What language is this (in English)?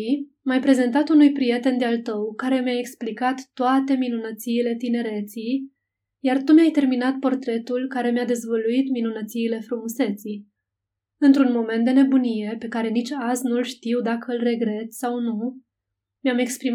Romanian